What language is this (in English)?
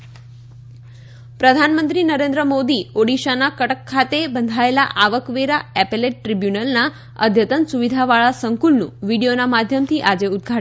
Gujarati